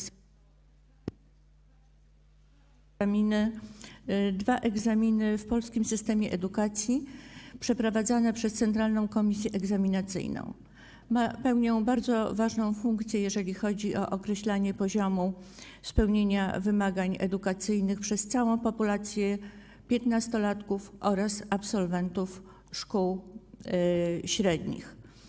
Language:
Polish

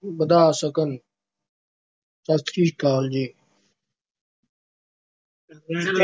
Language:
Punjabi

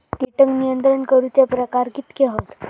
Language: Marathi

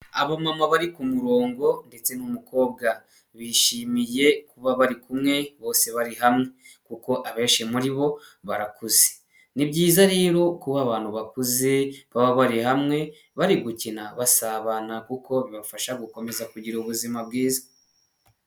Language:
Kinyarwanda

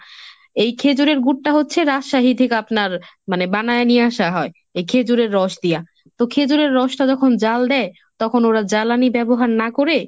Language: Bangla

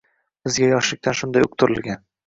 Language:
Uzbek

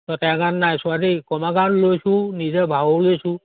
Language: Assamese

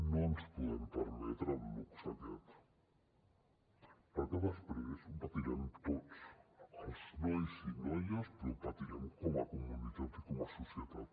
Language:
Catalan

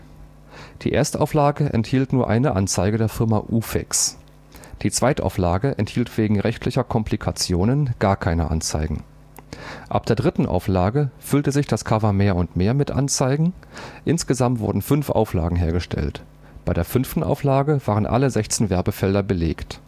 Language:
German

